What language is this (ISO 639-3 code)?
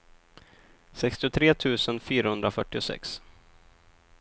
swe